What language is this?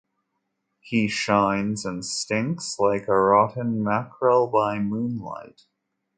English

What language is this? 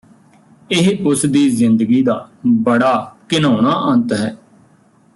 Punjabi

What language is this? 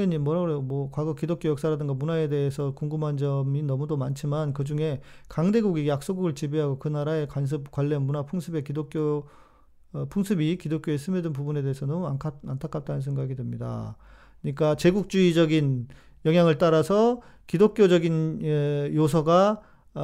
Korean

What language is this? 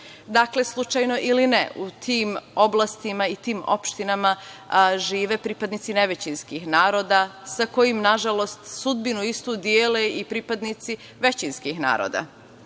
Serbian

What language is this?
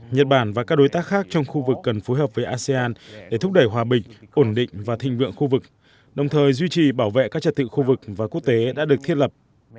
Vietnamese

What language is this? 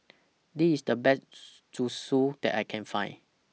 English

